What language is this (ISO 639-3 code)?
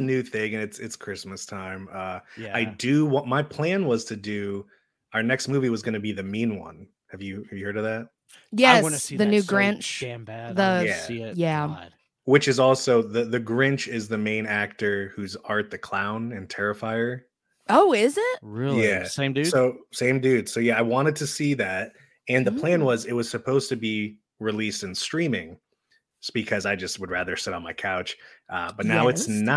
eng